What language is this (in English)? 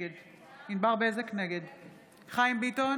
Hebrew